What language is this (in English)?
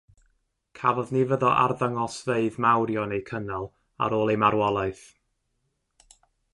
Welsh